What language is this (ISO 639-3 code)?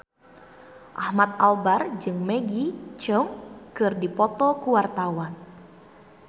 sun